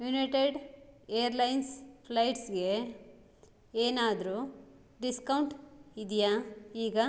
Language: Kannada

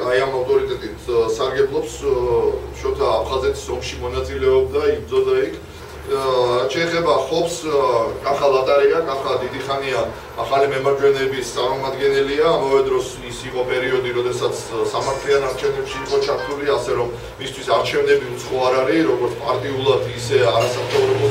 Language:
Romanian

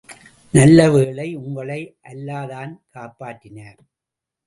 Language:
Tamil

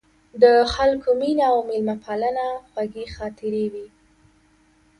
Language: Pashto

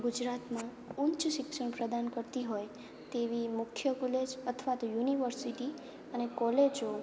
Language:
Gujarati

